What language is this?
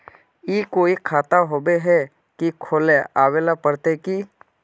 Magahi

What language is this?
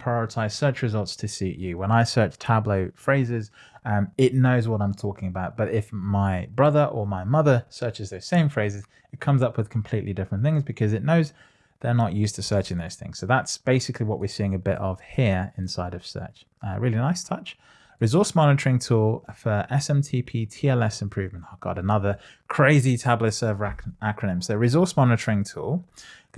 English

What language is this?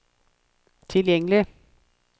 Norwegian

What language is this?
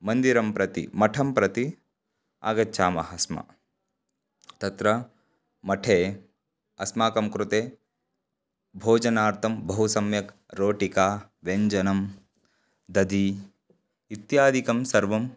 Sanskrit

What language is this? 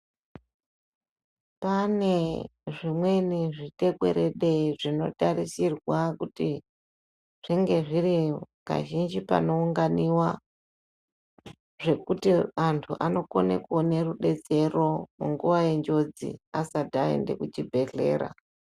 Ndau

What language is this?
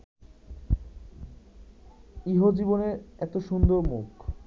Bangla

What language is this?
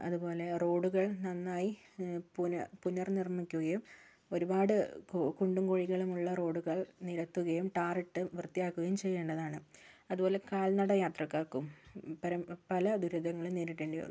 Malayalam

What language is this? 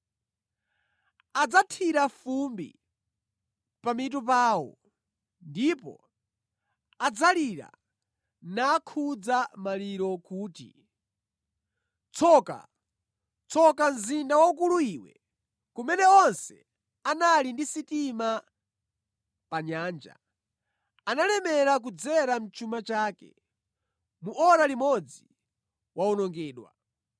Nyanja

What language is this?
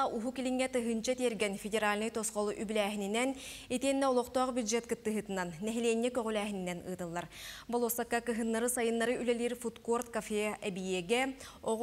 Turkish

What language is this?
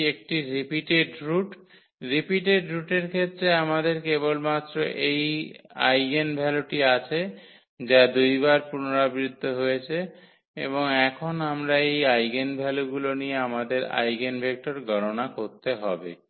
Bangla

